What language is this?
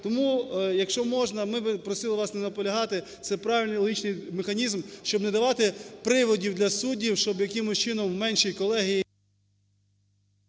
Ukrainian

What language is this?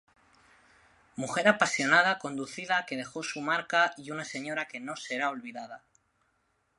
Spanish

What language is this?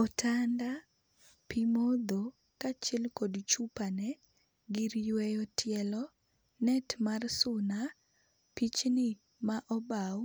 Luo (Kenya and Tanzania)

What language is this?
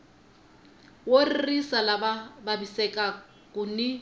Tsonga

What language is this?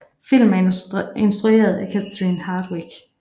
Danish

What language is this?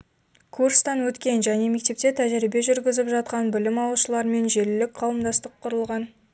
Kazakh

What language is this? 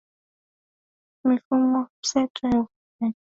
Swahili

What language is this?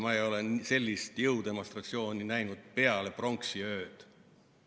Estonian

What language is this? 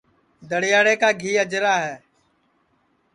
Sansi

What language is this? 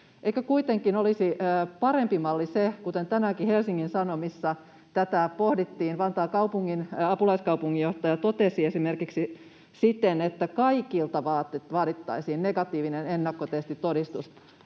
Finnish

